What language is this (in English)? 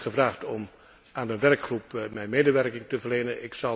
Dutch